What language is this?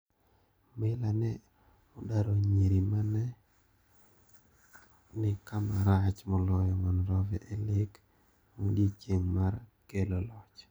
Luo (Kenya and Tanzania)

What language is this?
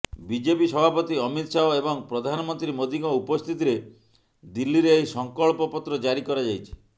Odia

